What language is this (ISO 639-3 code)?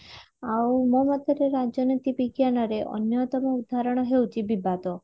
ori